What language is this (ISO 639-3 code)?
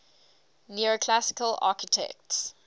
eng